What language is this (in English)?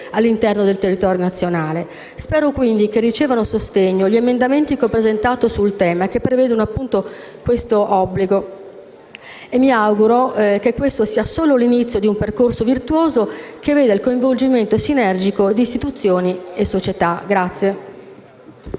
Italian